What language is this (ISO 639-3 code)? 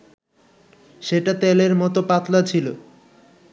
ben